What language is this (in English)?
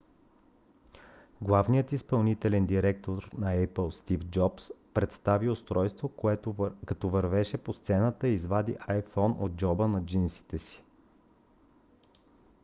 Bulgarian